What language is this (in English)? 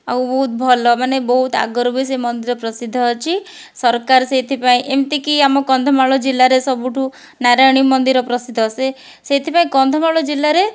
Odia